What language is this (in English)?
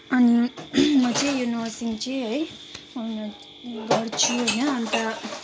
Nepali